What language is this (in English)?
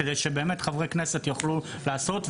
Hebrew